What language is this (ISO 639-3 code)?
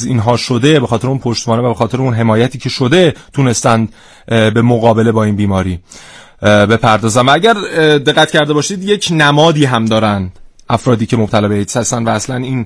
fas